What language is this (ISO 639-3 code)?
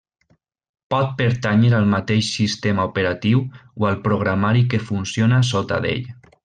cat